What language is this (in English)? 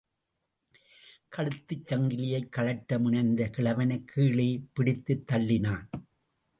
Tamil